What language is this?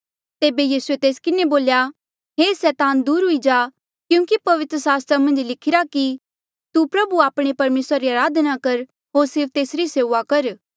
Mandeali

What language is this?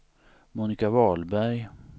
Swedish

